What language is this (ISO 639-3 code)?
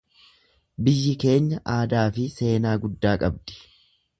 orm